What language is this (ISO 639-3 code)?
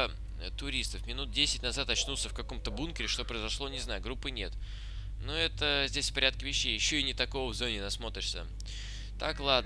rus